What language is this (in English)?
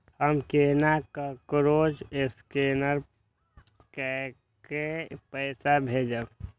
Maithili